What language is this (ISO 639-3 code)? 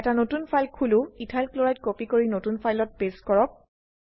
asm